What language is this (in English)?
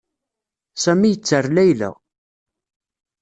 Kabyle